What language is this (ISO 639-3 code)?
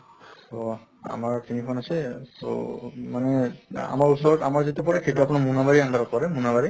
asm